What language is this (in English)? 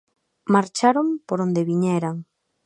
Galician